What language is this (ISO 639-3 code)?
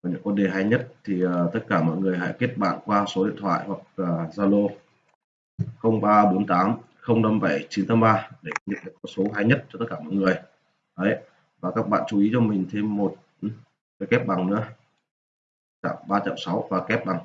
vie